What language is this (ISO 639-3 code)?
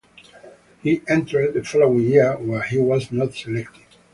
eng